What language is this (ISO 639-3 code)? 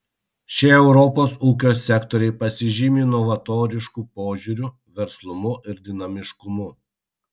lit